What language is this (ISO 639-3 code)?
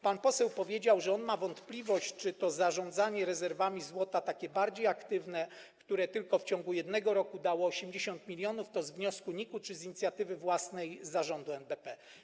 pol